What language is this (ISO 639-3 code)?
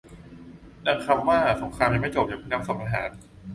tha